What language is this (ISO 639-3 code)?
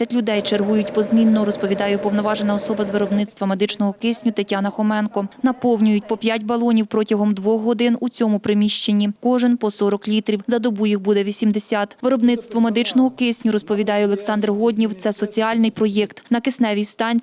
ukr